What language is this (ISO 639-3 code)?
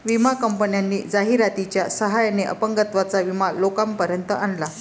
mar